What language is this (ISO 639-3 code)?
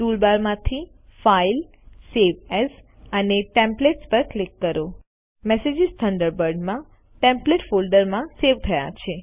guj